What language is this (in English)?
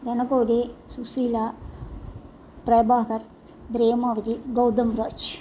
Tamil